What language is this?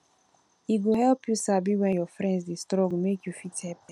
Nigerian Pidgin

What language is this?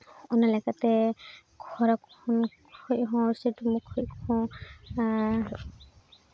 Santali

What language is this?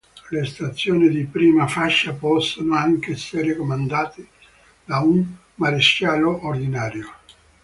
Italian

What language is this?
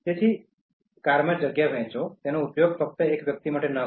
Gujarati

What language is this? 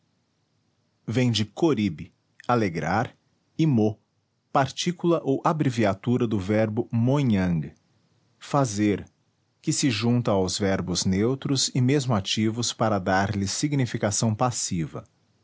Portuguese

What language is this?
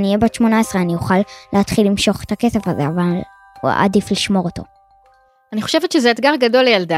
Hebrew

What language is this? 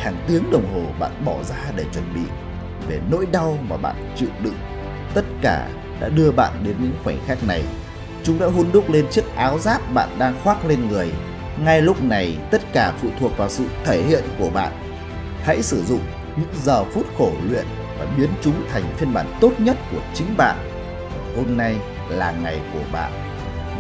Vietnamese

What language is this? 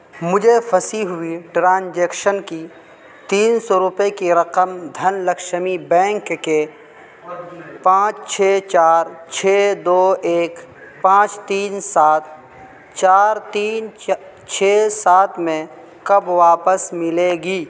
Urdu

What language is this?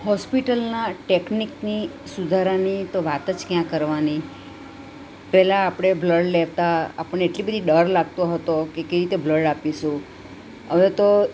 Gujarati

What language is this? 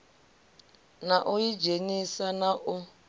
Venda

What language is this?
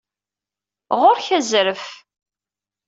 Kabyle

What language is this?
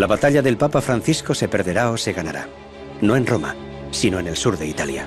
Spanish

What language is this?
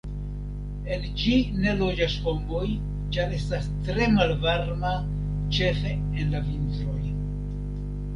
Esperanto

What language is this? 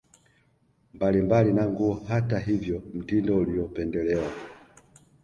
Swahili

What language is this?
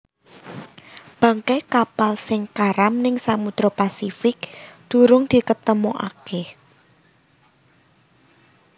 Javanese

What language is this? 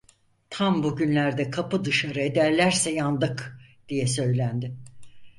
Turkish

